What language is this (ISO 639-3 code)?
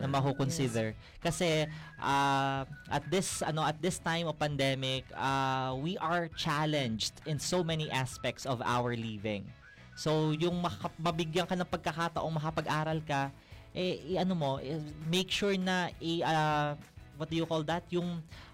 fil